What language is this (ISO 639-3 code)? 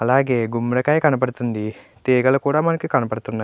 tel